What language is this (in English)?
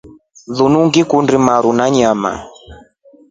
Rombo